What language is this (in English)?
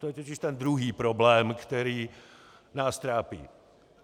Czech